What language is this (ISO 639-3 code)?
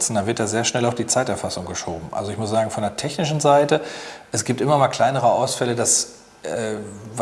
deu